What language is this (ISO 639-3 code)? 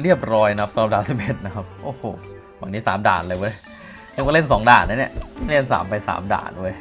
tha